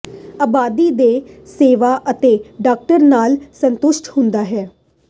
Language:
Punjabi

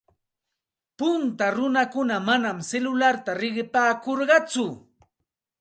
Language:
Santa Ana de Tusi Pasco Quechua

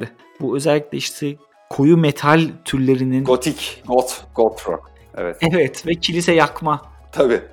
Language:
Turkish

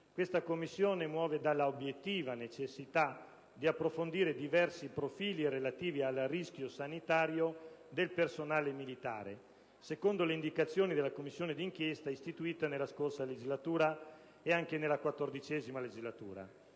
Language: Italian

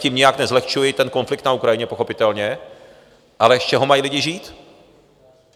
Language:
Czech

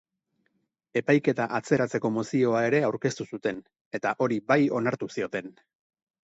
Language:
Basque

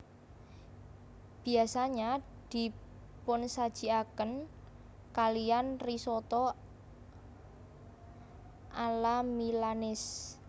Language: Javanese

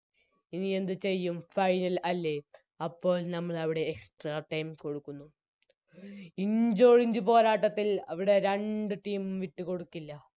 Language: Malayalam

